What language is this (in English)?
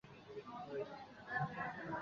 Chinese